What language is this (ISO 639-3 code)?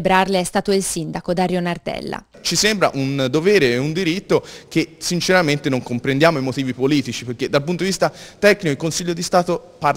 ita